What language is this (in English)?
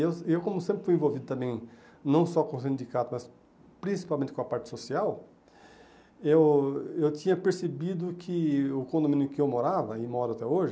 Portuguese